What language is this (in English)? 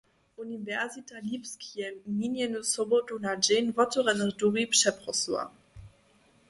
Upper Sorbian